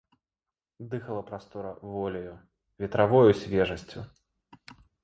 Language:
Belarusian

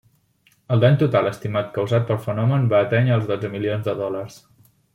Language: Catalan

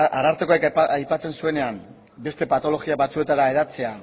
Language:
Basque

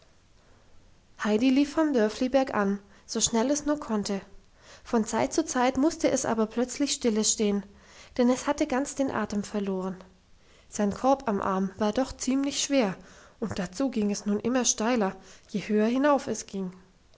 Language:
German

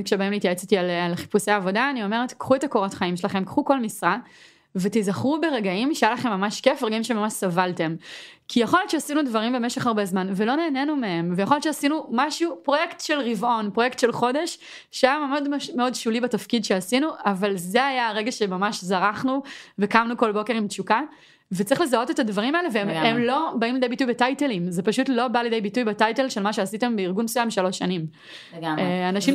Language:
Hebrew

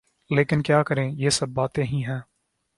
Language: Urdu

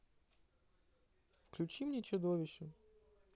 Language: Russian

